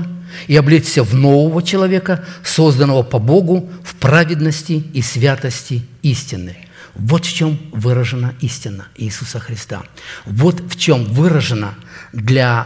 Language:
Russian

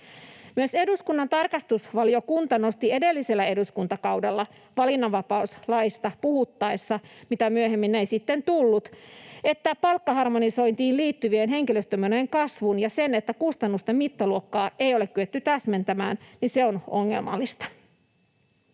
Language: Finnish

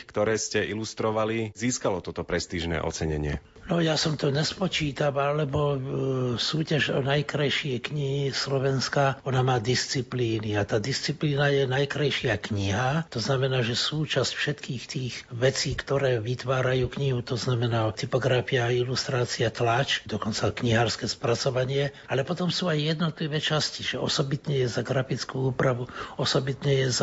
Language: Slovak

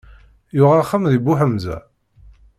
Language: Kabyle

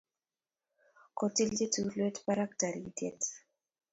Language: Kalenjin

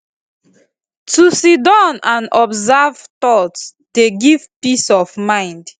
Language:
Nigerian Pidgin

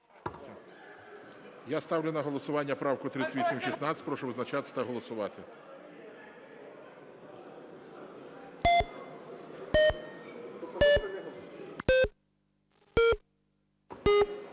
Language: Ukrainian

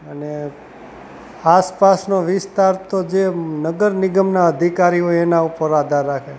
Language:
Gujarati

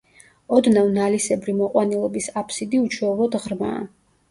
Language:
Georgian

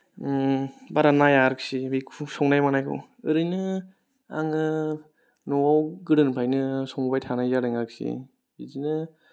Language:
Bodo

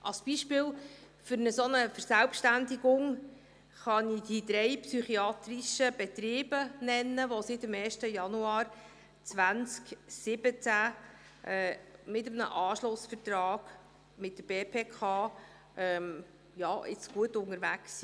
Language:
Swiss German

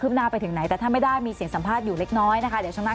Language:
Thai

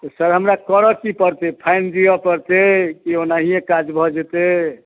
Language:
Maithili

